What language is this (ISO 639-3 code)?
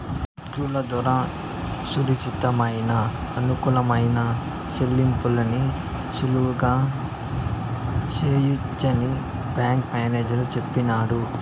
tel